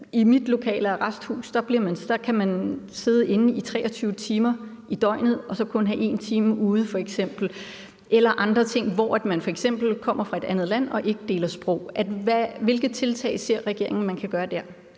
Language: Danish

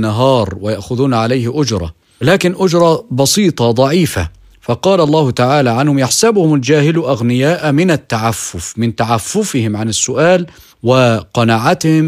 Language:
Arabic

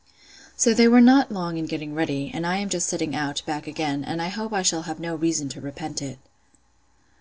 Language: English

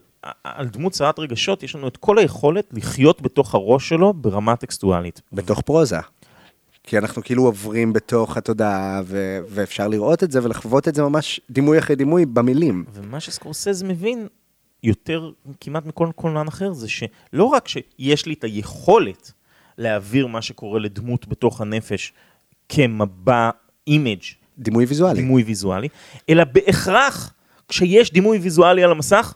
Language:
Hebrew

